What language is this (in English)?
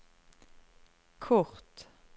Norwegian